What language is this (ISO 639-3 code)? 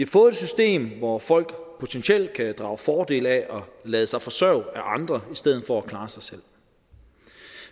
dan